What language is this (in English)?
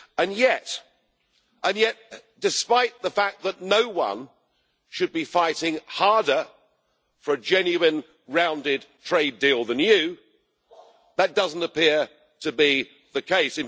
English